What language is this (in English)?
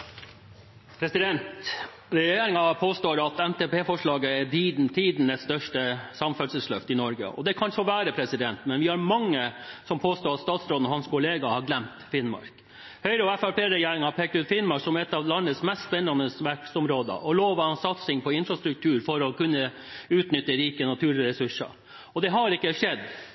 Norwegian Bokmål